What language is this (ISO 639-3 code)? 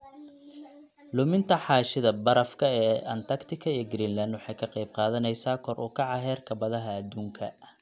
som